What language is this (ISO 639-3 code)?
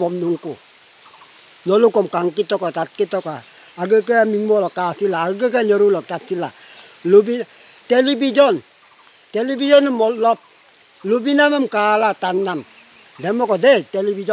ind